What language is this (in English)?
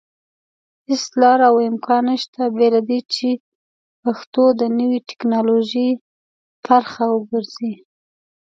Pashto